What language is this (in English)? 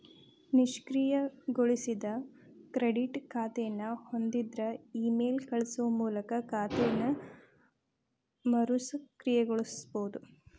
Kannada